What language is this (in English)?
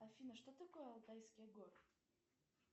Russian